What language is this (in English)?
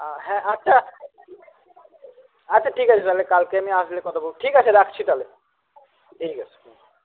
Bangla